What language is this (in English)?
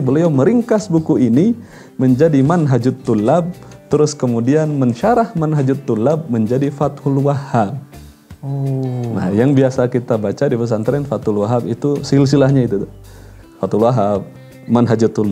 Indonesian